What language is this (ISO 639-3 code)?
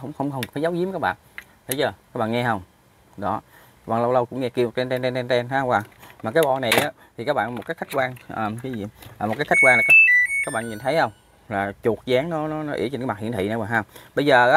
vie